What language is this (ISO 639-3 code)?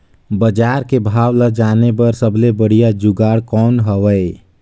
hne